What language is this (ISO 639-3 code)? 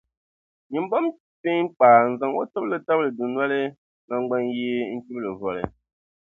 dag